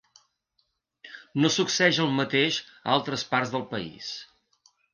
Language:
Catalan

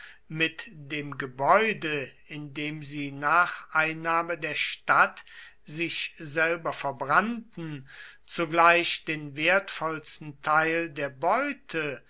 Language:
German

